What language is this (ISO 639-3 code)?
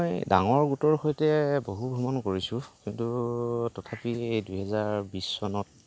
asm